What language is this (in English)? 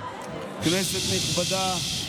Hebrew